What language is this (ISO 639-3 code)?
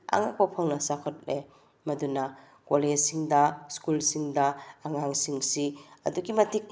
mni